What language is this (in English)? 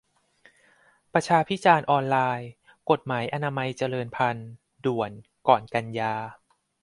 Thai